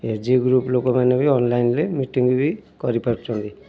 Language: Odia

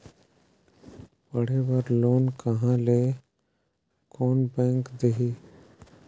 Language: Chhattisgarhi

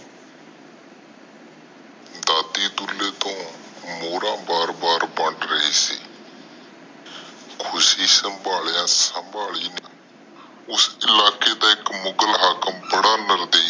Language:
Punjabi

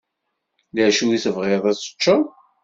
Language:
Kabyle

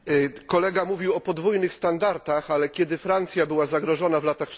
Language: Polish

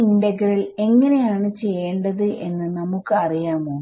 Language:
Malayalam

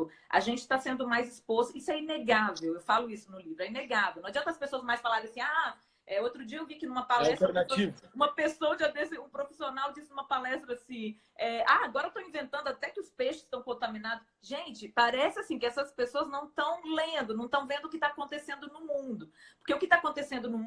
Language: Portuguese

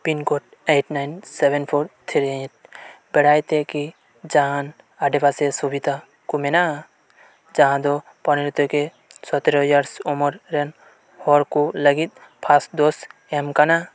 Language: Santali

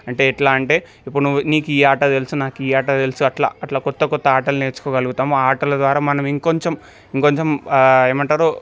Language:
Telugu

